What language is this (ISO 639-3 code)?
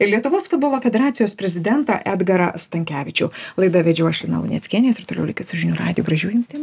lit